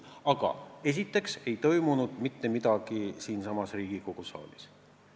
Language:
Estonian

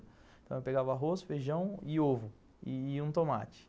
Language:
Portuguese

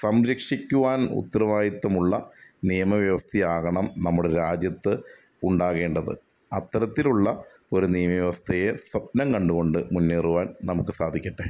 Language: Malayalam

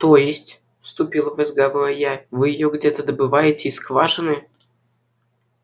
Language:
Russian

